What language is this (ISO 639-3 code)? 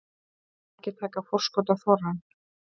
isl